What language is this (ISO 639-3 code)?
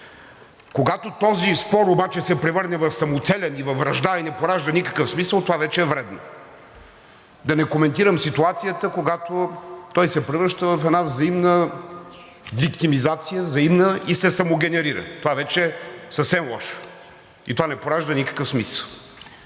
bul